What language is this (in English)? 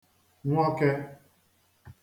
Igbo